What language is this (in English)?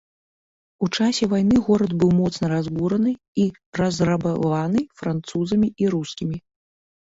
Belarusian